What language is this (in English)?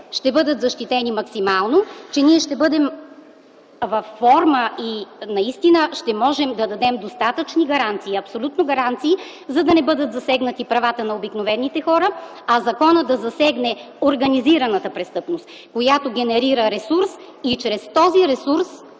Bulgarian